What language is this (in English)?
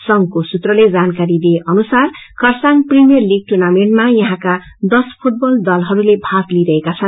Nepali